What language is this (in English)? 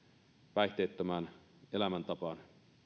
Finnish